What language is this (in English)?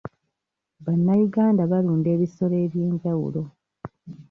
Ganda